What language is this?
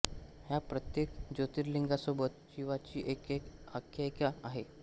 Marathi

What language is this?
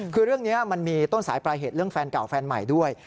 Thai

